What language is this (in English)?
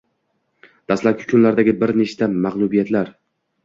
Uzbek